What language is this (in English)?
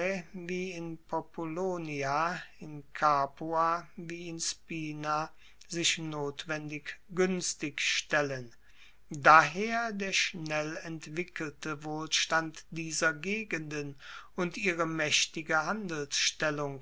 German